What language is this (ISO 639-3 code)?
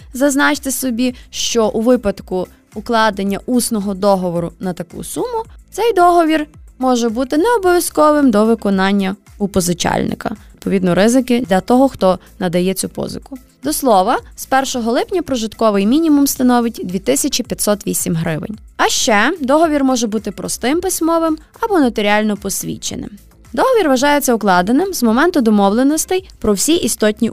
ukr